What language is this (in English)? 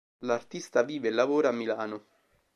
Italian